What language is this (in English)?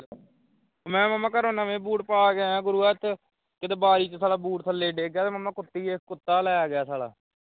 Punjabi